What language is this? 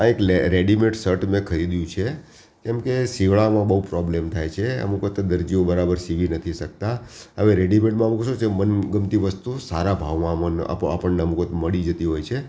Gujarati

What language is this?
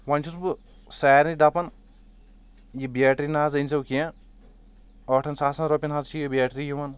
Kashmiri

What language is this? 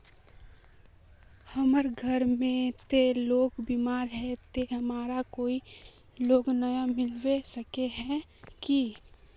Magahi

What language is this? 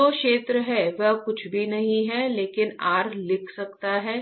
Hindi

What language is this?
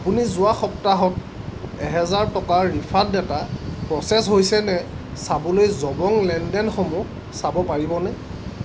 Assamese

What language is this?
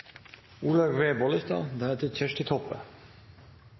Norwegian Nynorsk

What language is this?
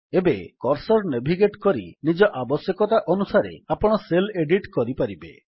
Odia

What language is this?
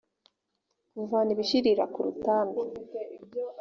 Kinyarwanda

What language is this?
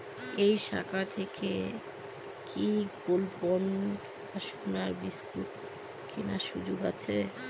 Bangla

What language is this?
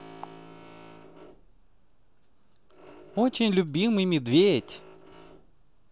Russian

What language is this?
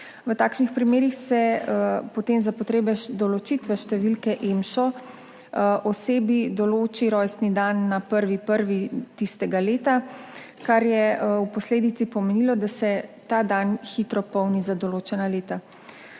Slovenian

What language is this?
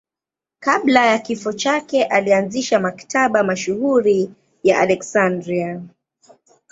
Swahili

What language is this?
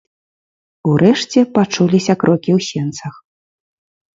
Belarusian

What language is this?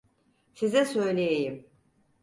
Turkish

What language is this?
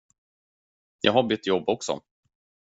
Swedish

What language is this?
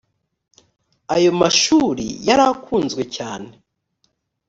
Kinyarwanda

